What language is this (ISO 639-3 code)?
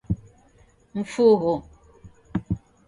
dav